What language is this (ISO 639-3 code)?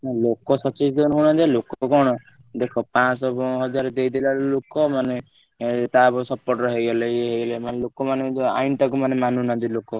ori